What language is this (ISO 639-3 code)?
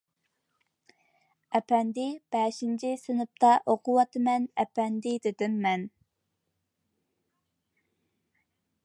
uig